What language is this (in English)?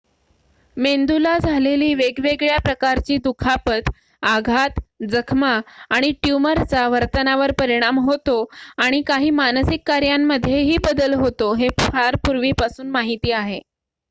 Marathi